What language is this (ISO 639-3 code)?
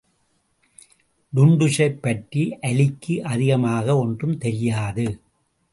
tam